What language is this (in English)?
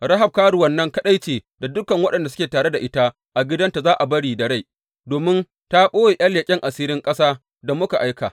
Hausa